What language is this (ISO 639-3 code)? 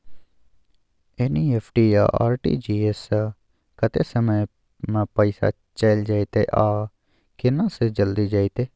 mai